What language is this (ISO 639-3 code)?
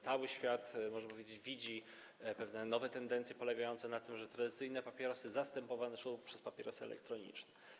pol